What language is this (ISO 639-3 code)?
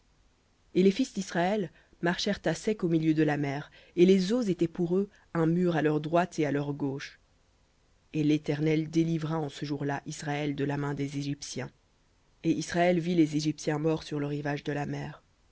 fra